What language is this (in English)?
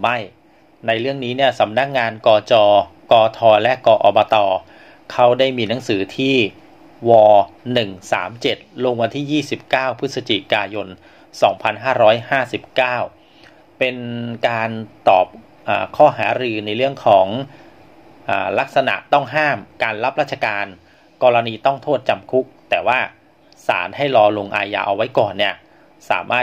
Thai